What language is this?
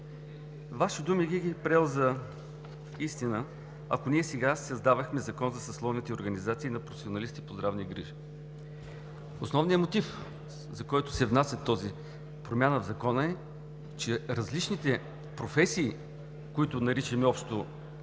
Bulgarian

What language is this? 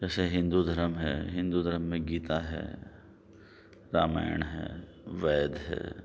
Urdu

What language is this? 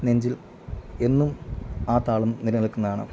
Malayalam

